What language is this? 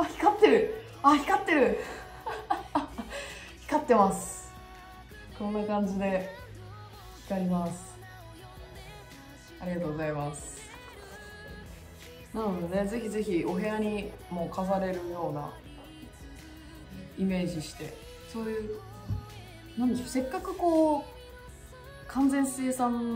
Japanese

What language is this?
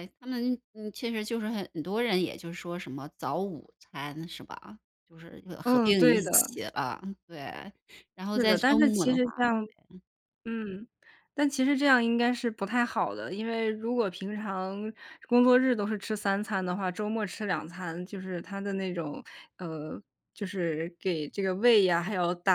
Chinese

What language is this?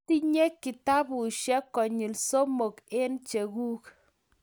Kalenjin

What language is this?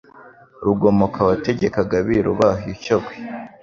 Kinyarwanda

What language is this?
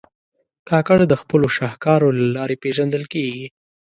Pashto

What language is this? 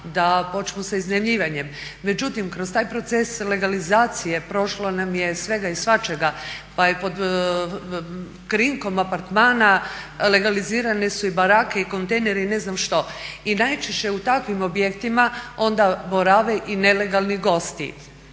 Croatian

